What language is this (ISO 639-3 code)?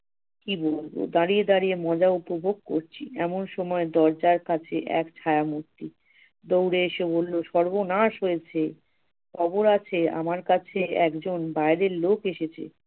ben